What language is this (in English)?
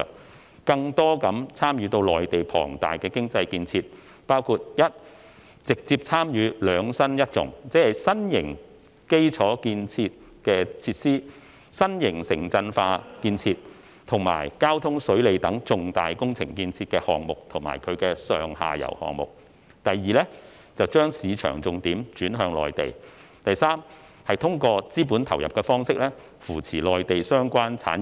Cantonese